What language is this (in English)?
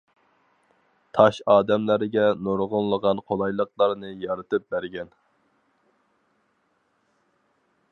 Uyghur